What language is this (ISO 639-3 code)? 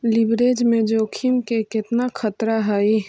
mag